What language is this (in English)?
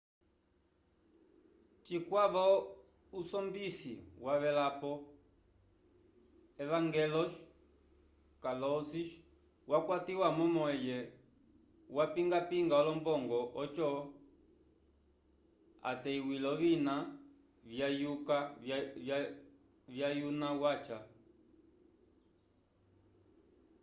Umbundu